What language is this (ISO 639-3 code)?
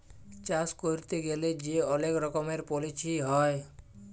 ben